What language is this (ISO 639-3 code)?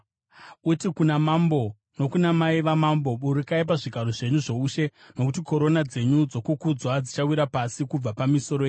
sna